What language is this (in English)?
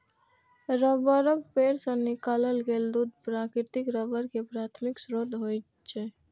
Maithili